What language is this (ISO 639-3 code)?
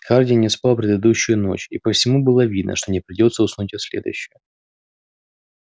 rus